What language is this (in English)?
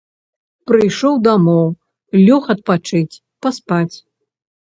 Belarusian